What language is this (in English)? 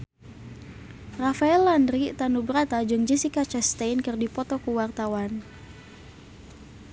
Sundanese